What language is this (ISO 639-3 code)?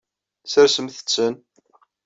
kab